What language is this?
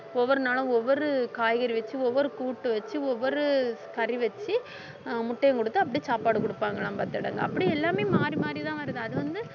Tamil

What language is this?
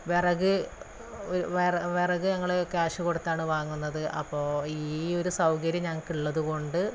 Malayalam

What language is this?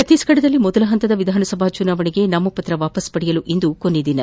Kannada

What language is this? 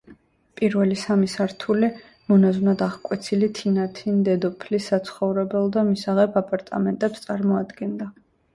Georgian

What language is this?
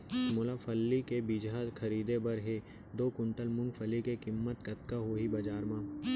Chhattisgarhi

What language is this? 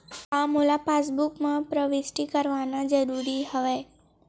Chhattisgarhi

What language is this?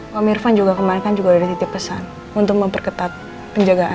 Indonesian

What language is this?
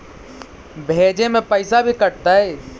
Magahi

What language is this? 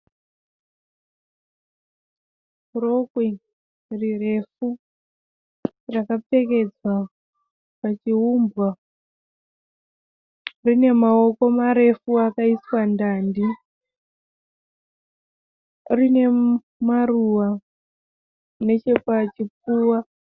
Shona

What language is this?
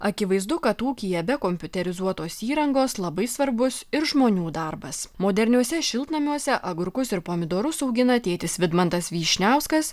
Lithuanian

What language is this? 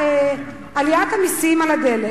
Hebrew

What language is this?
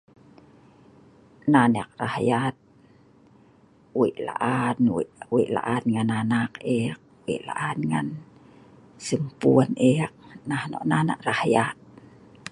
Sa'ban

